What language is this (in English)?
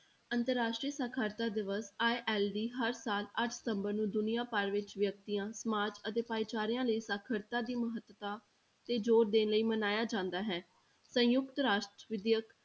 Punjabi